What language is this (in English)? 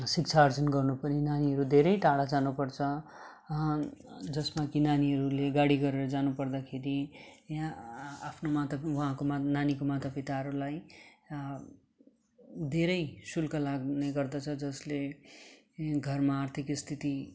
Nepali